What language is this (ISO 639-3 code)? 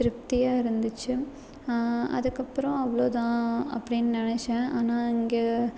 tam